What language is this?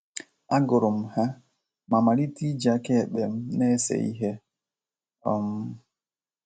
Igbo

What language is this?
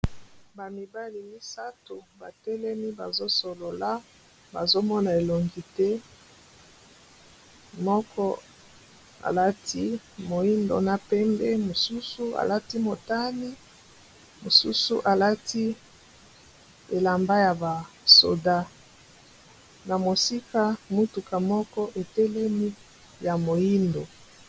Lingala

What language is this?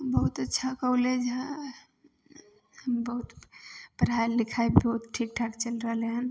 Maithili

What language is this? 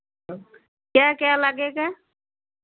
Hindi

